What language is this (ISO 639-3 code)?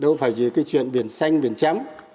vie